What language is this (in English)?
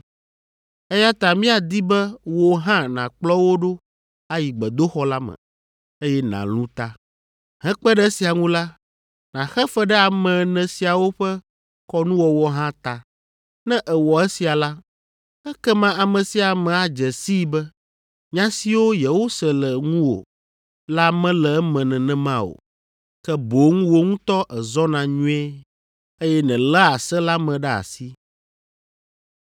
Ewe